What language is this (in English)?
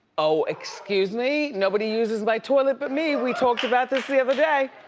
English